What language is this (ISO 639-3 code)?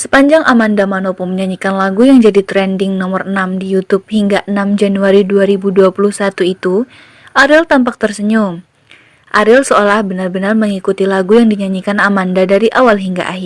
ind